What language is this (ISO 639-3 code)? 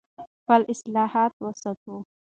pus